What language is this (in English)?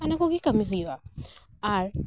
Santali